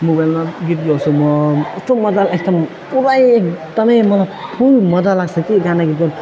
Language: Nepali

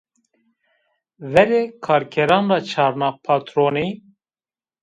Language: Zaza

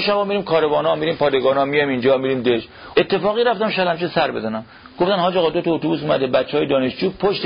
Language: Persian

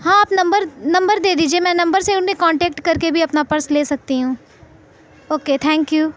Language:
Urdu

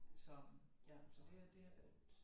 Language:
Danish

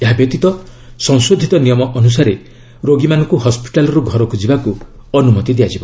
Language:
Odia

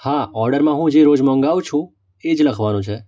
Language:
Gujarati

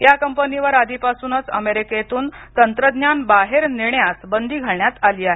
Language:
Marathi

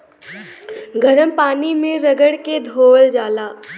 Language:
Bhojpuri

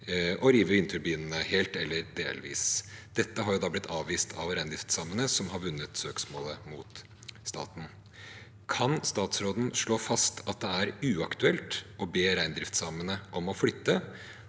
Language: Norwegian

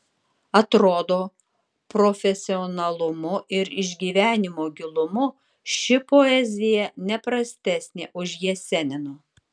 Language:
Lithuanian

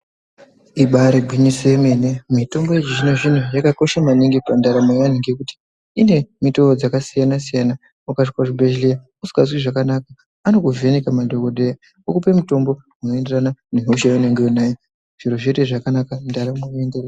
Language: Ndau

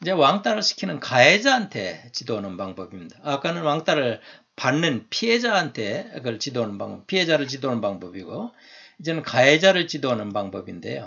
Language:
Korean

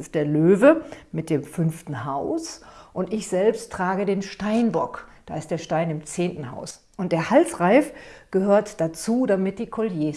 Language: German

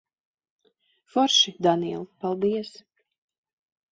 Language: Latvian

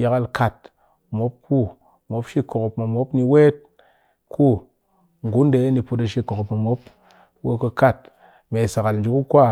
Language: Cakfem-Mushere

